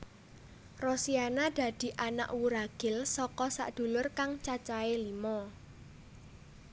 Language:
Javanese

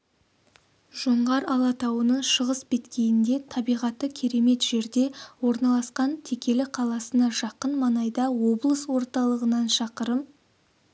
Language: Kazakh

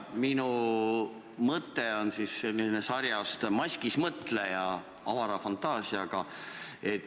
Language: Estonian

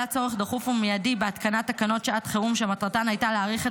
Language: Hebrew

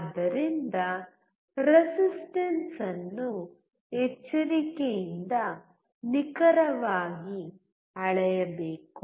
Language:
Kannada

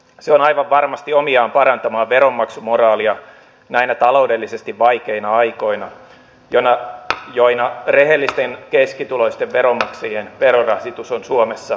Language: Finnish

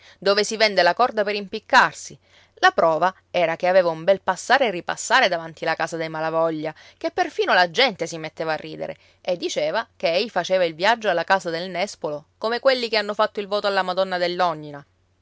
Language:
Italian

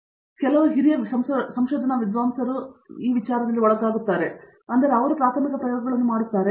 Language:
Kannada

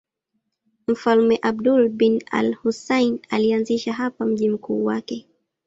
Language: Swahili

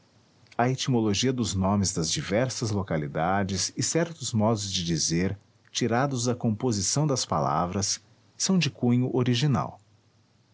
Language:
Portuguese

